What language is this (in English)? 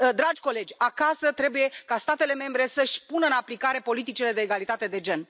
Romanian